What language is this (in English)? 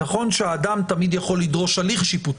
Hebrew